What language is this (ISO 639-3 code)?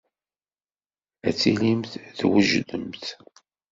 kab